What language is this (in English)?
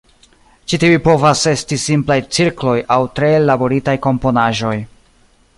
Esperanto